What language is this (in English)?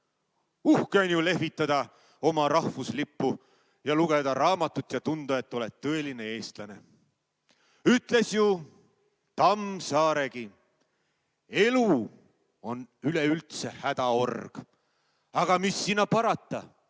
Estonian